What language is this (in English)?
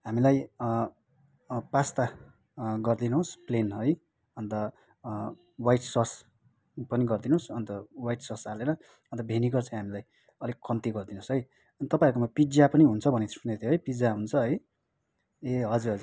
Nepali